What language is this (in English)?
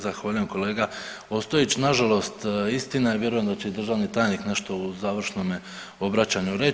Croatian